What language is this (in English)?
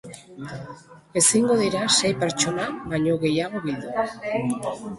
Basque